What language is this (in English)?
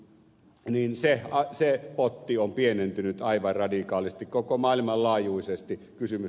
Finnish